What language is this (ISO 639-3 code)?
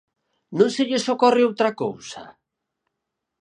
glg